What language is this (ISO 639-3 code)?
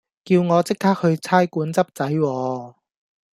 yue